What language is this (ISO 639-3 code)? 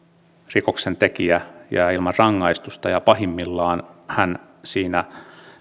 fin